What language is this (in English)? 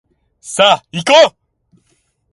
Japanese